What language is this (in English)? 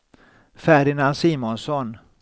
Swedish